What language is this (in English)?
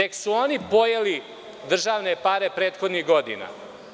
Serbian